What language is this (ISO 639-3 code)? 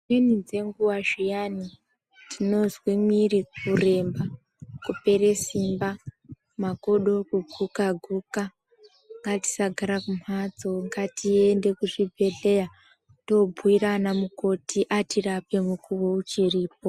ndc